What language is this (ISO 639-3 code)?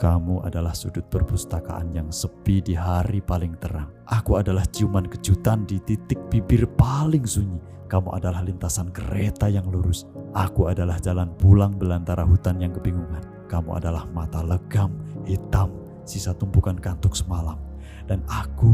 ind